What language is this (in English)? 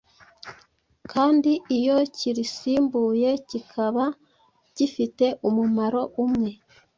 Kinyarwanda